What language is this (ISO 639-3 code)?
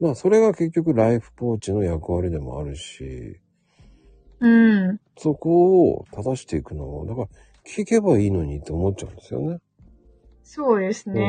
jpn